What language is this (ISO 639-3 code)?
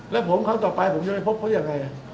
tha